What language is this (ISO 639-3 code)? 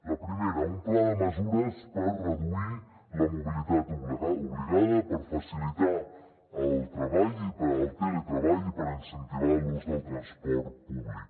cat